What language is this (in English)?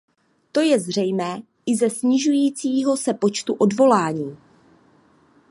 Czech